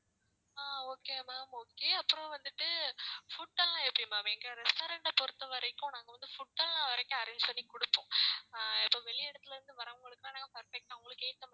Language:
Tamil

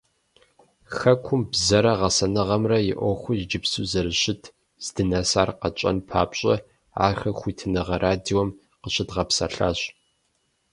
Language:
Kabardian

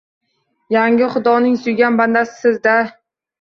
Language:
Uzbek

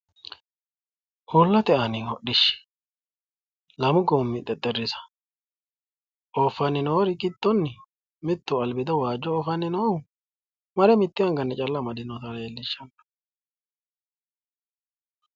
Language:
Sidamo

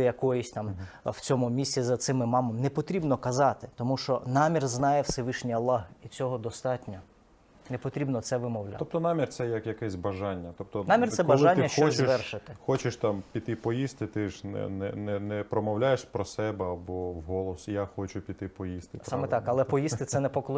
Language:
Russian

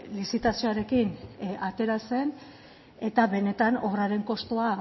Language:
Basque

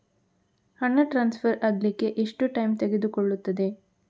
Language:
Kannada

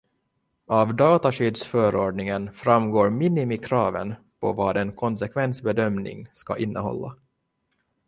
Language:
Swedish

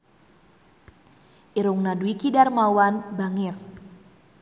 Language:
Sundanese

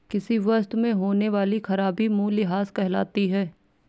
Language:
Hindi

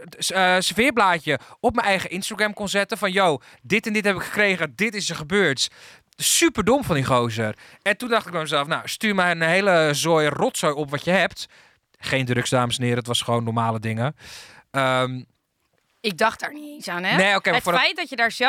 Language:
Dutch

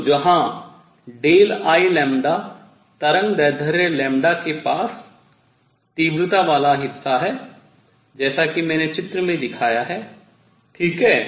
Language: Hindi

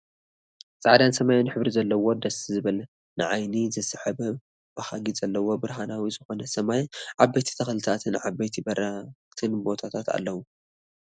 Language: Tigrinya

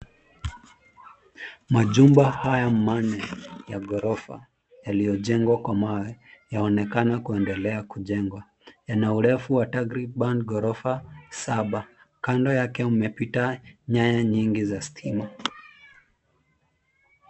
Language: Swahili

